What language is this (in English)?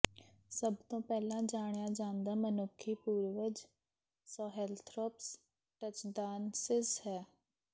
Punjabi